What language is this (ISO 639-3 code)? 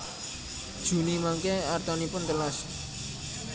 jav